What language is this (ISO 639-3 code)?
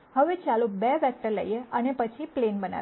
guj